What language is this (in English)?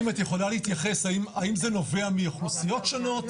Hebrew